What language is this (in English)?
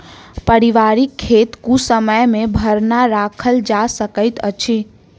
Maithili